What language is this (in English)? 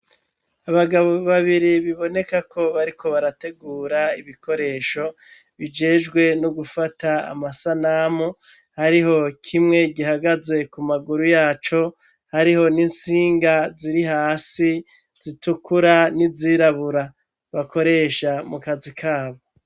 Rundi